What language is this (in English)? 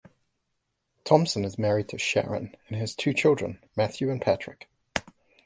English